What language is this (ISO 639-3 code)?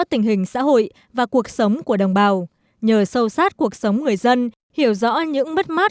vie